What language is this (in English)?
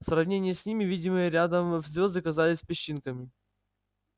Russian